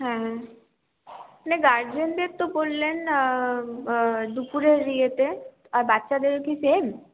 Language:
Bangla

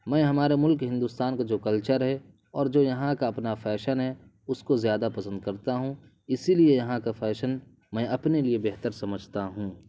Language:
Urdu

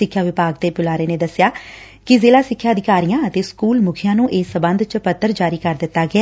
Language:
Punjabi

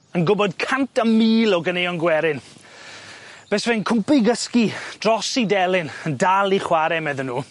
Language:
Welsh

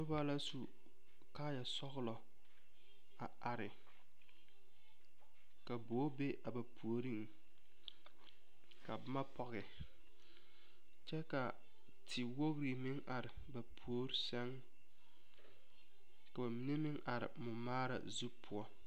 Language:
Southern Dagaare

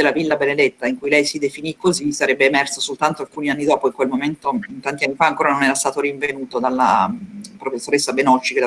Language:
Italian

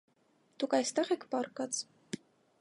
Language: Armenian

